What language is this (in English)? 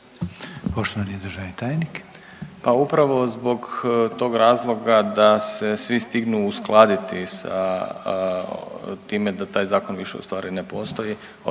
Croatian